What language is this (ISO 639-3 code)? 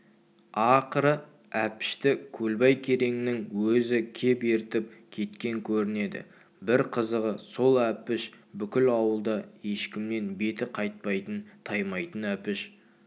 kaz